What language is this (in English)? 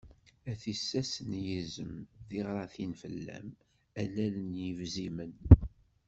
Kabyle